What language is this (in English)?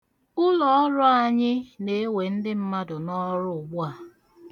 Igbo